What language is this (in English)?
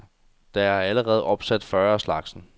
Danish